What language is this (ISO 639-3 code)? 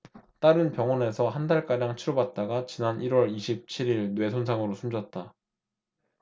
kor